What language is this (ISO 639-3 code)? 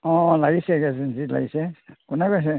asm